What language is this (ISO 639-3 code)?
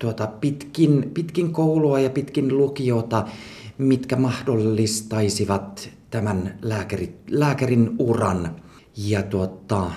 fin